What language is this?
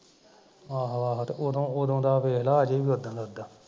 Punjabi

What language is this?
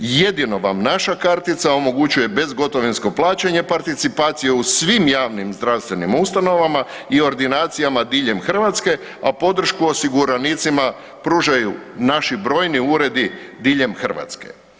Croatian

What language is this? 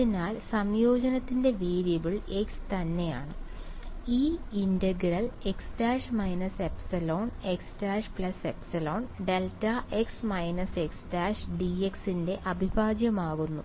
Malayalam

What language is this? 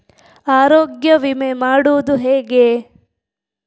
Kannada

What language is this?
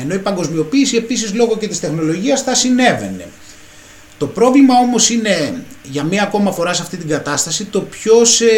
Greek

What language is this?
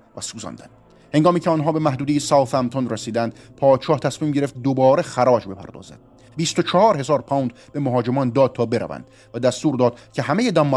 Persian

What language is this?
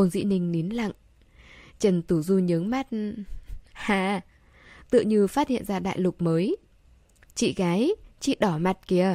Vietnamese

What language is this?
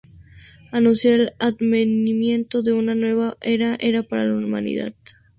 Spanish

